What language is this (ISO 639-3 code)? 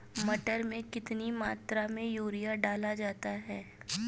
hin